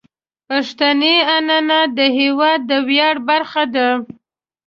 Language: Pashto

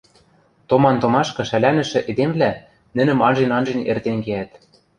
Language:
Western Mari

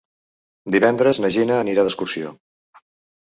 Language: Catalan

